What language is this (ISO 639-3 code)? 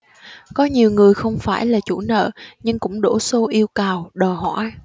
vie